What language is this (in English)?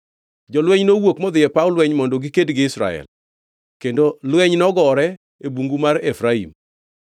Luo (Kenya and Tanzania)